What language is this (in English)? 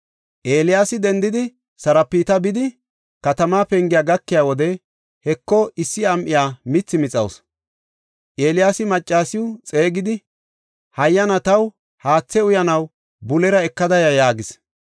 Gofa